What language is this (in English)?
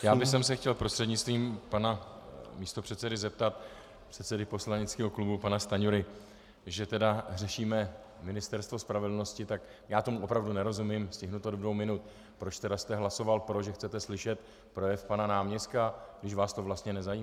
Czech